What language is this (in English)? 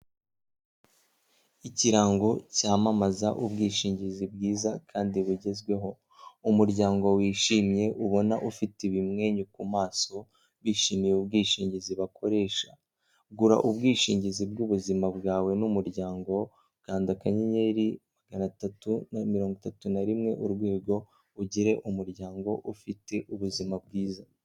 Kinyarwanda